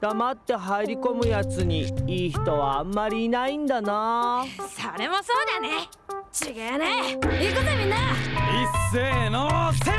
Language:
Japanese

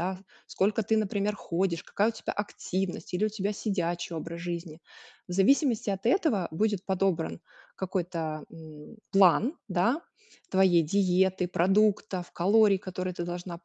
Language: Russian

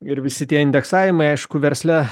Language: Lithuanian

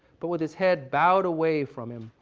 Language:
English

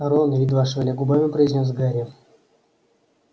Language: Russian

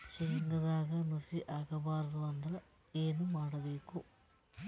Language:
Kannada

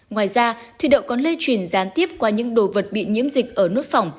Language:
Vietnamese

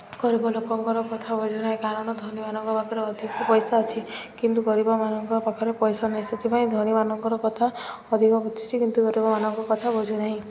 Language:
Odia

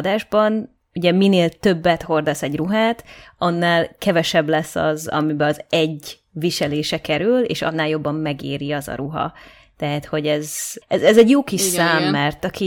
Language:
Hungarian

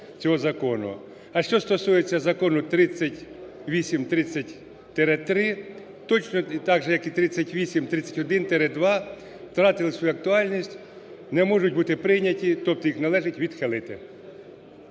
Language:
Ukrainian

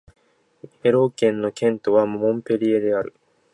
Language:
Japanese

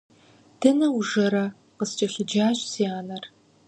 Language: Kabardian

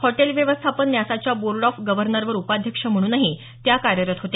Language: Marathi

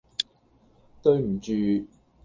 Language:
Cantonese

